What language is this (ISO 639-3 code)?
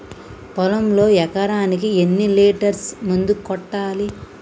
tel